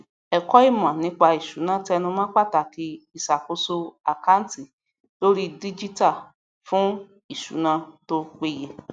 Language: Yoruba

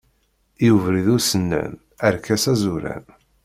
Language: Kabyle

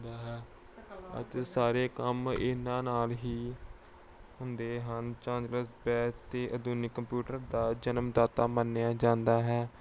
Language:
Punjabi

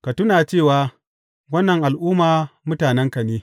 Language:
Hausa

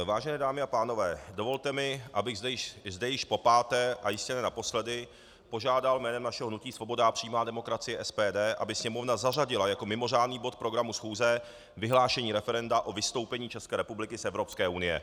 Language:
Czech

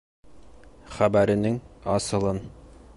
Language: Bashkir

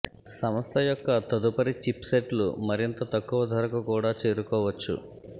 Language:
Telugu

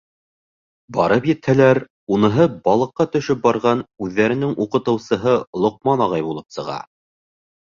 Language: Bashkir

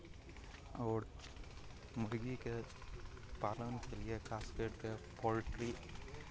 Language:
Maithili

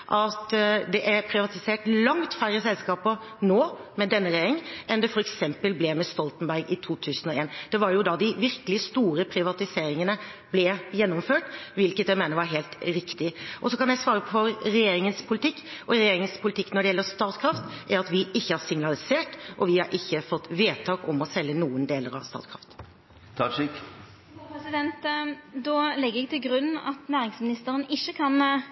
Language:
Norwegian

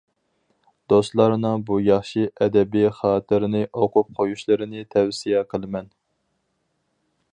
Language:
Uyghur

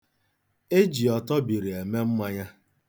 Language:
Igbo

